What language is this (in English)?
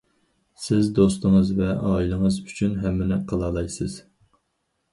Uyghur